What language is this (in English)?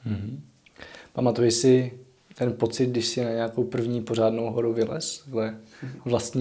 Czech